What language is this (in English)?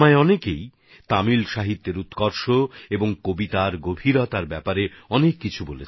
Bangla